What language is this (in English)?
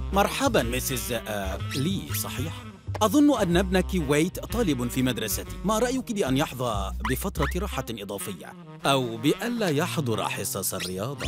Arabic